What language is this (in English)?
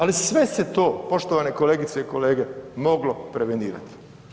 Croatian